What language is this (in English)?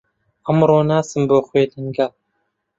Central Kurdish